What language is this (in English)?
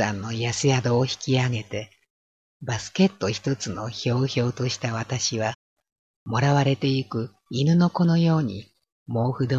Japanese